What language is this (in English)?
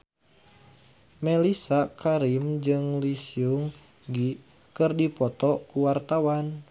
Sundanese